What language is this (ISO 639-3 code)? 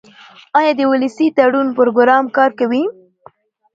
pus